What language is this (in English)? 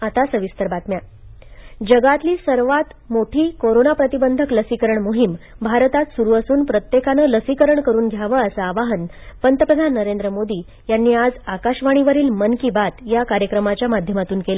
Marathi